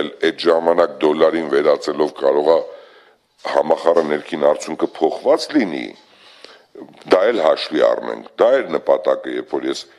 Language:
Romanian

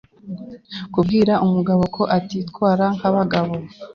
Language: Kinyarwanda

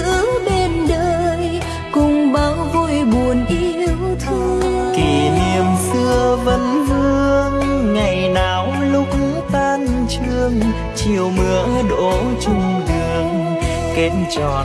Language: Vietnamese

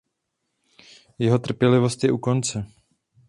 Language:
Czech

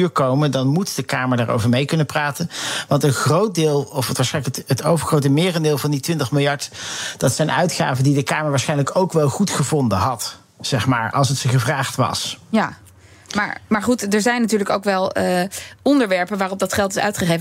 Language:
Dutch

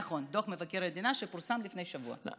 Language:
Hebrew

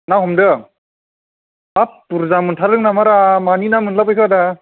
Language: Bodo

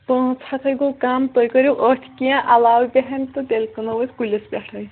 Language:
Kashmiri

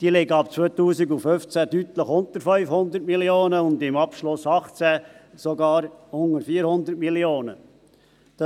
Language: Swiss German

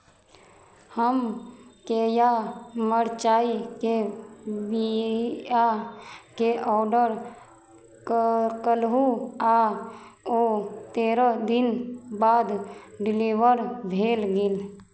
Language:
Maithili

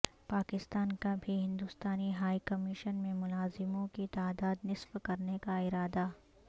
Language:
Urdu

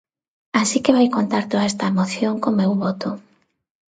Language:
Galician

